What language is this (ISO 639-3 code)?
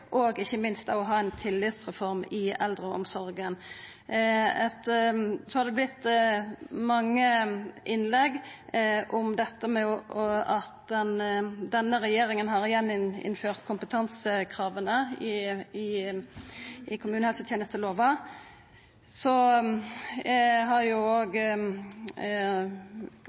nno